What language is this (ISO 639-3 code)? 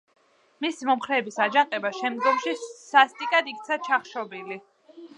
kat